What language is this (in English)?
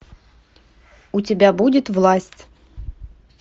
Russian